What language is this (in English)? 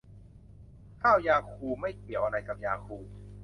Thai